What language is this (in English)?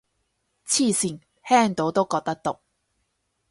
Cantonese